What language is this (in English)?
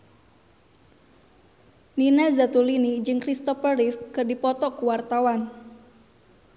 Sundanese